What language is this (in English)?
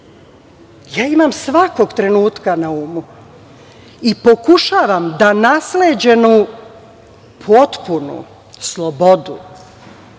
Serbian